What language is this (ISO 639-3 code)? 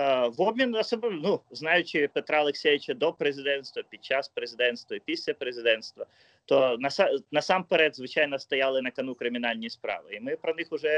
ukr